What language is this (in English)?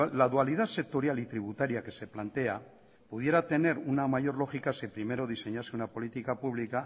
Spanish